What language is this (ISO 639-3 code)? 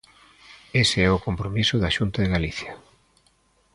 glg